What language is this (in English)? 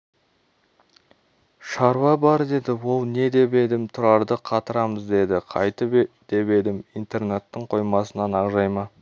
Kazakh